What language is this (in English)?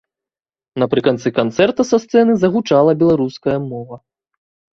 Belarusian